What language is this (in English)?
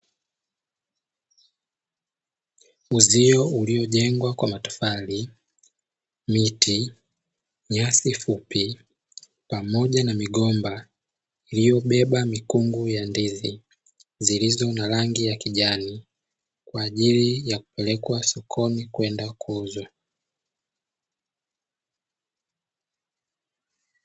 Swahili